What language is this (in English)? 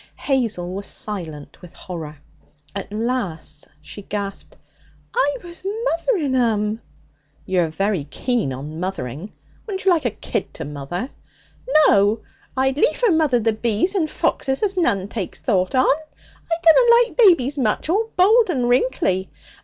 English